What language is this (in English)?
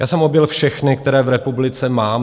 Czech